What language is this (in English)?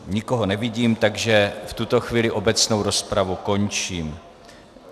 Czech